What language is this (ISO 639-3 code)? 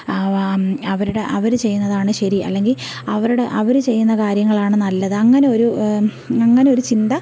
mal